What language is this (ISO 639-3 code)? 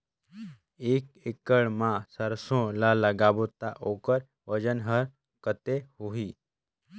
hne